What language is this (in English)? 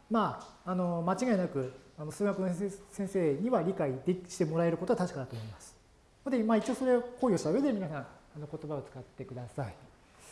Japanese